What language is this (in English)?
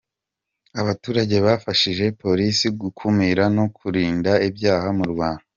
Kinyarwanda